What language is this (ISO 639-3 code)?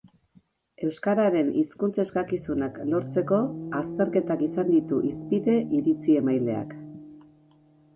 eus